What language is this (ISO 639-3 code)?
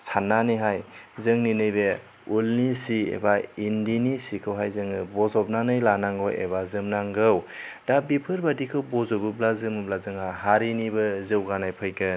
brx